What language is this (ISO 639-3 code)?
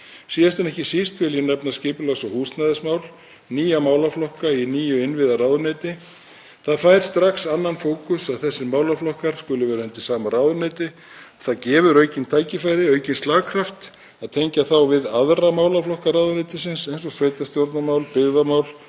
isl